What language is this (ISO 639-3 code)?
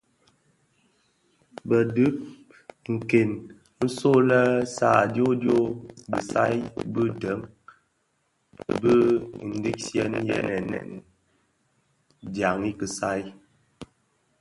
ksf